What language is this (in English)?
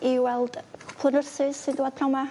Welsh